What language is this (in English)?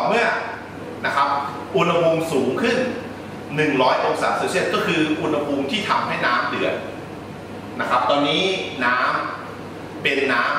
Thai